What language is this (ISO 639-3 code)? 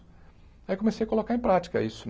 por